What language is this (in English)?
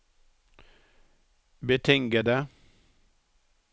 Norwegian